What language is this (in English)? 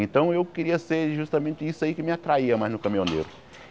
Portuguese